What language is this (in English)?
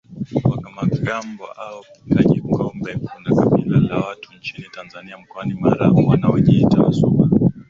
Swahili